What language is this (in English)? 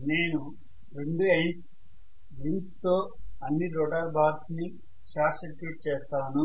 Telugu